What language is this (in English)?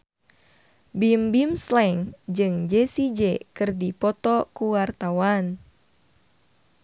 Sundanese